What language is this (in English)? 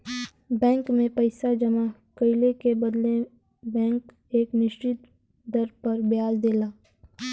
Bhojpuri